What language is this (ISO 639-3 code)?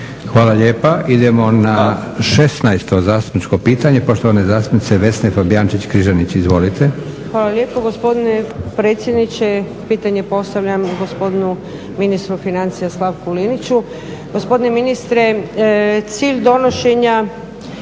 hrv